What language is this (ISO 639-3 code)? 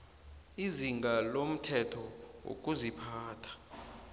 nbl